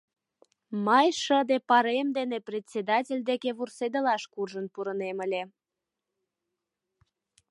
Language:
Mari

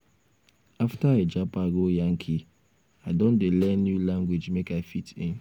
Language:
Nigerian Pidgin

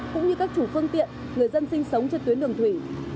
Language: Vietnamese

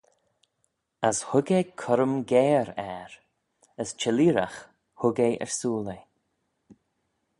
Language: Manx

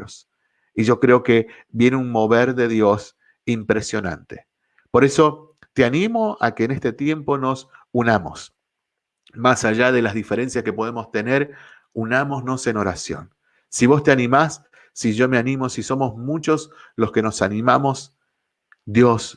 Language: Spanish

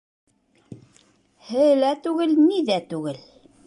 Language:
Bashkir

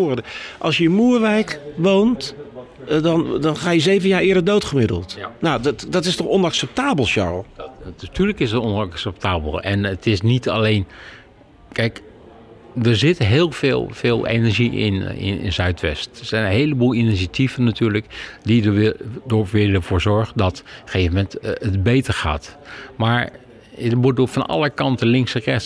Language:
Dutch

